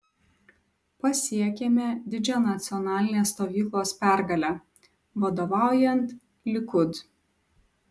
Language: Lithuanian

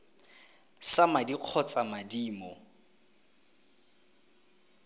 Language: Tswana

